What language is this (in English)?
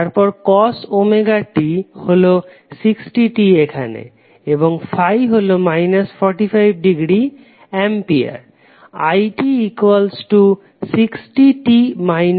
Bangla